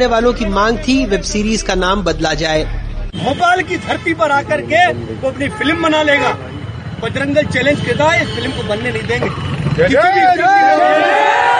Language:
Hindi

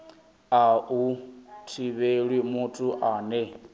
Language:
Venda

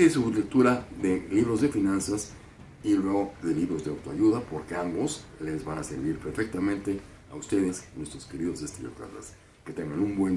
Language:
Spanish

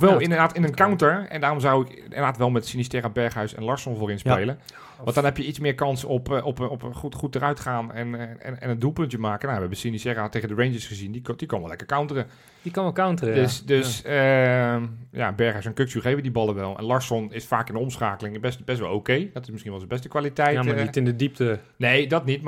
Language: Dutch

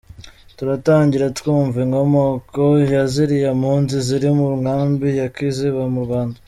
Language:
Kinyarwanda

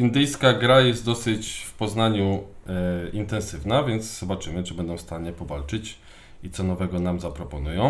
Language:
Polish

